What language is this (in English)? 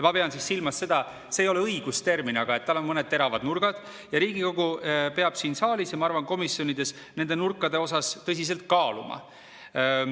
Estonian